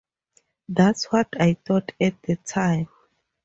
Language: English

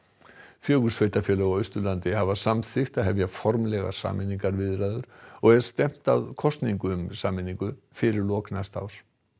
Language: Icelandic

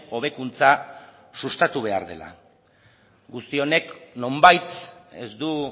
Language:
Basque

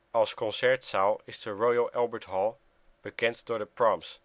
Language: Dutch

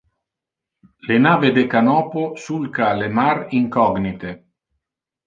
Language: Interlingua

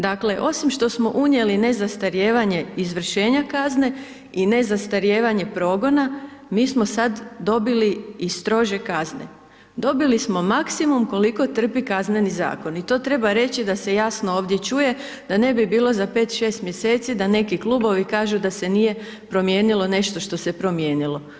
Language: Croatian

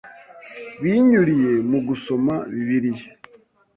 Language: Kinyarwanda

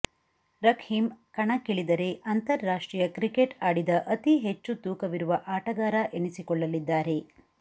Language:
Kannada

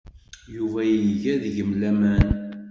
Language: Kabyle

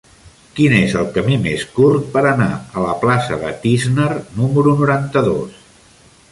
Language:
Catalan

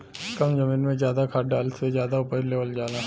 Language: Bhojpuri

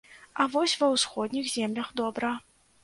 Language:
Belarusian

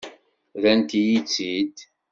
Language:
Kabyle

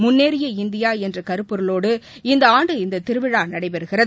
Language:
Tamil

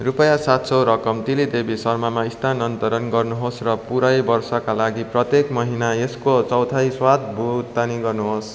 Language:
Nepali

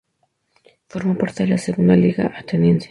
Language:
Spanish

